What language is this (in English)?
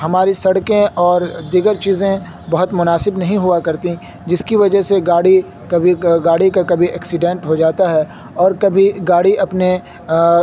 Urdu